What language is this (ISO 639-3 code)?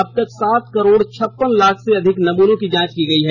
hin